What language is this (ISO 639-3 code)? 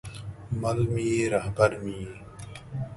pus